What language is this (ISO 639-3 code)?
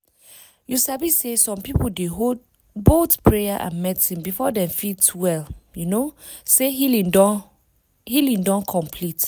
pcm